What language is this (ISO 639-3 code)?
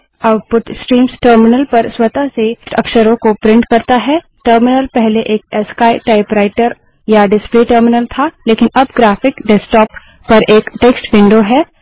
hin